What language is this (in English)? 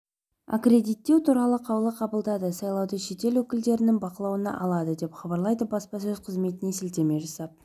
Kazakh